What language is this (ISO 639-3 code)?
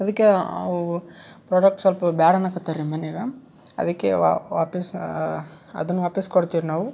kan